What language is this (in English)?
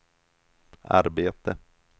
Swedish